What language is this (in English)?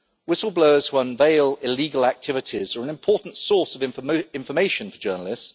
English